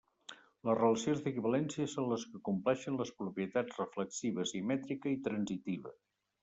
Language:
Catalan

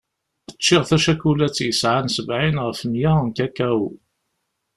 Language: Kabyle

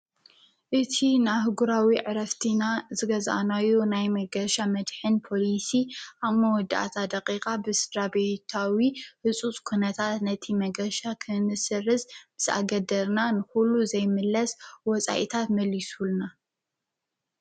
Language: Tigrinya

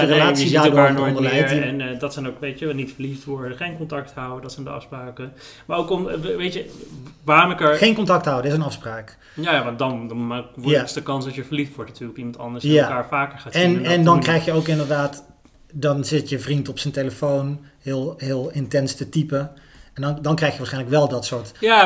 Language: Dutch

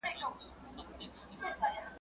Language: Pashto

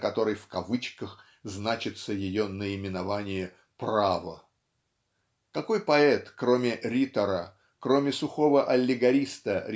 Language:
Russian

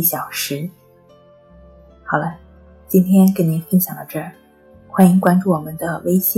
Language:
Chinese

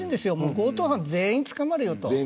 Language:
Japanese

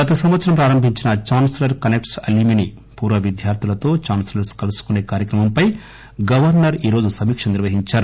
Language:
Telugu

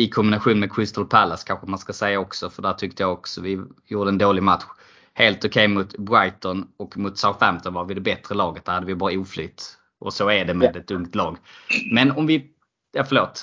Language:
Swedish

